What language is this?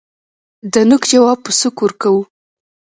Pashto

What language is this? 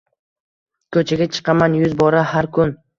Uzbek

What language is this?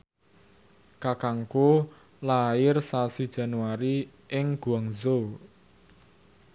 Javanese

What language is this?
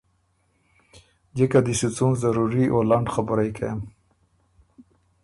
Ormuri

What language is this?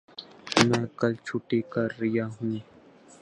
Urdu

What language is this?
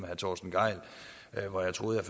Danish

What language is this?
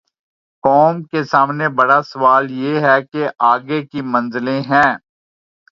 Urdu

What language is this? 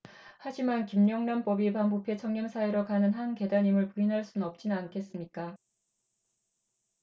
Korean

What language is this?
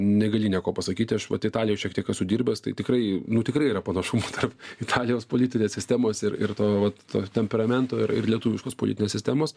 Lithuanian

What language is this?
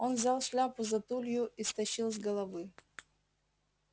Russian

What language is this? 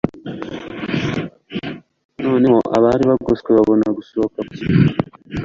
Kinyarwanda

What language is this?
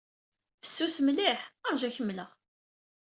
Kabyle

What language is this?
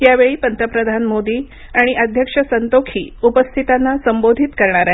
Marathi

